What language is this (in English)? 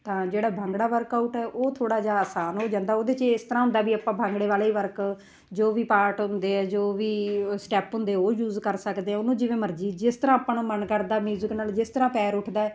Punjabi